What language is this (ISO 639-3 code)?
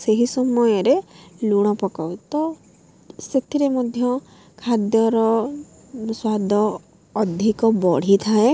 ori